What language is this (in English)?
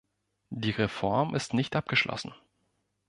German